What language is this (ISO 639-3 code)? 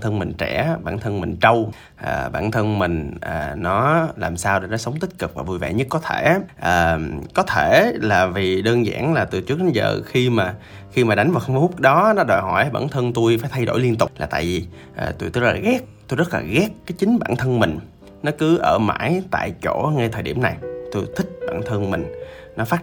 vie